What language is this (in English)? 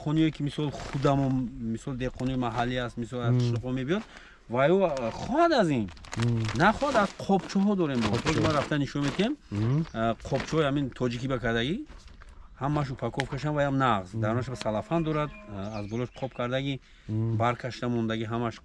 Turkish